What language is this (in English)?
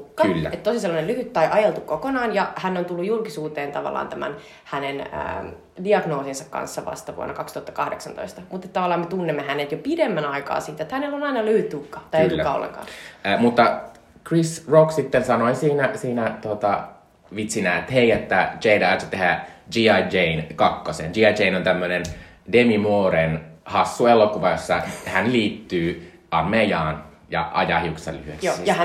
Finnish